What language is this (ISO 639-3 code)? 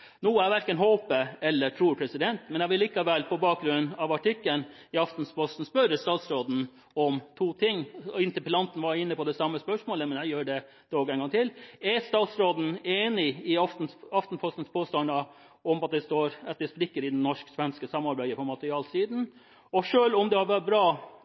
nob